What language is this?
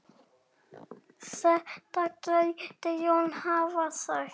Icelandic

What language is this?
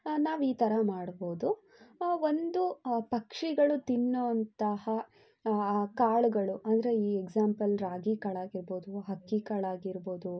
Kannada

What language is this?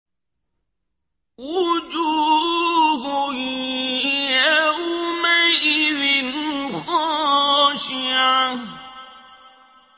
Arabic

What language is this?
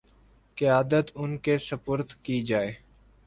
Urdu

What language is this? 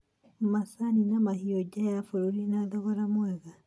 Kikuyu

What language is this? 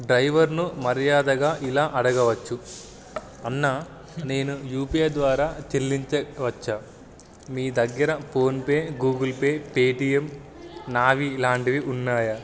Telugu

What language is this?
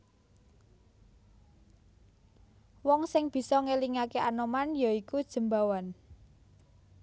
Javanese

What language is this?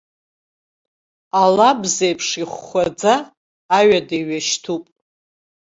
Abkhazian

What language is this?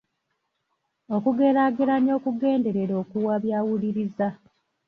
Ganda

